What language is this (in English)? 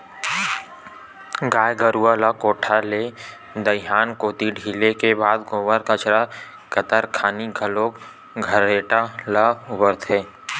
Chhattisgarhi